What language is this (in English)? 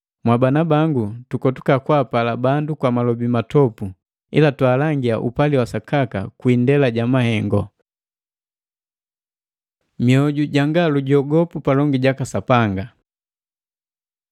Matengo